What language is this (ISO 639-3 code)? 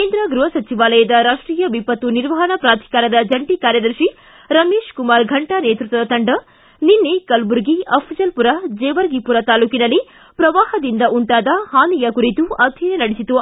kan